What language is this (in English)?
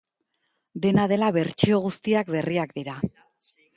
Basque